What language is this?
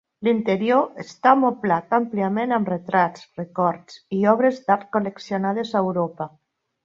Catalan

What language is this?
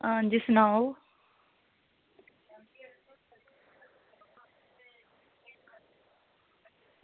Dogri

